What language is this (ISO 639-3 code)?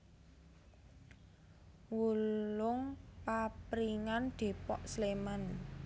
jav